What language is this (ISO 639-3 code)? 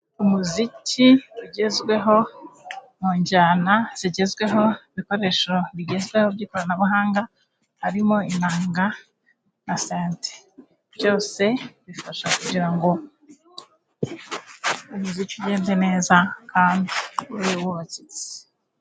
kin